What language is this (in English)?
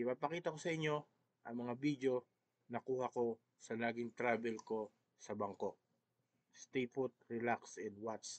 Filipino